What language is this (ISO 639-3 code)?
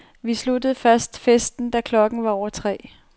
dan